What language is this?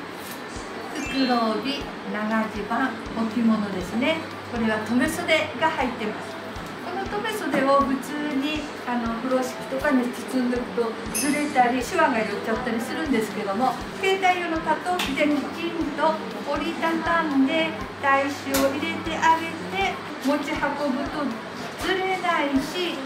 Japanese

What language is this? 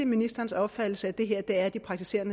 Danish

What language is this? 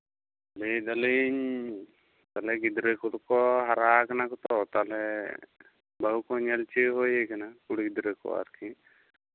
Santali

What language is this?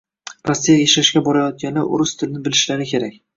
Uzbek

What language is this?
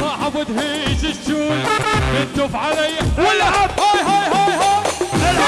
Arabic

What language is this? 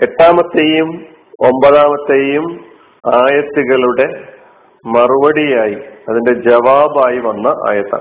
Malayalam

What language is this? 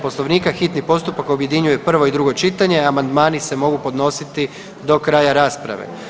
Croatian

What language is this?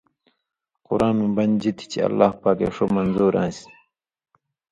Indus Kohistani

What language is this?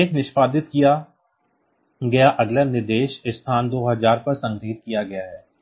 Hindi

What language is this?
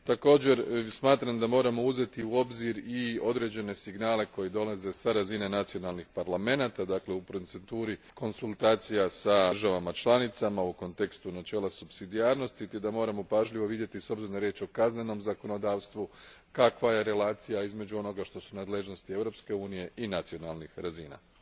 Croatian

